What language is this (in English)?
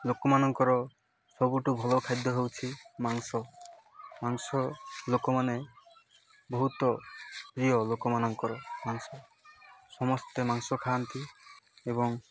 Odia